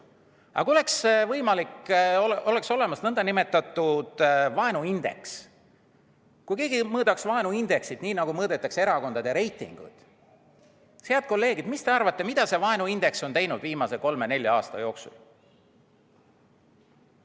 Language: Estonian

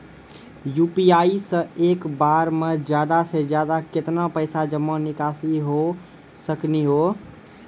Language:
Maithili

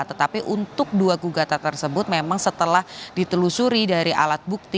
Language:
Indonesian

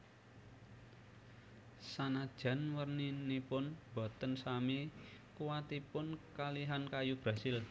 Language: Javanese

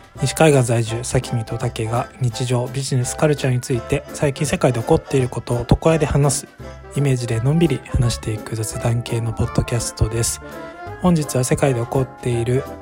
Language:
Japanese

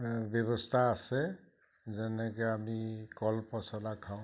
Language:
Assamese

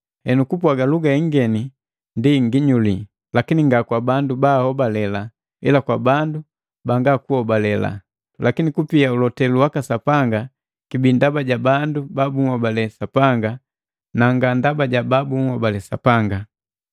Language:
Matengo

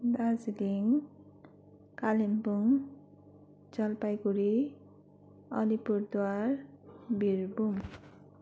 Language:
Nepali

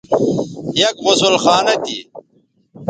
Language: Bateri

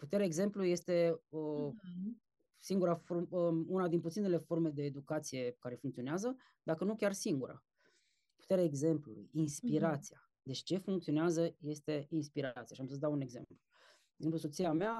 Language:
Romanian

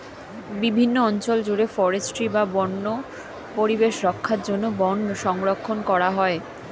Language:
Bangla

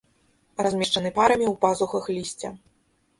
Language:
Belarusian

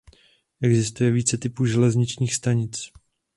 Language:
Czech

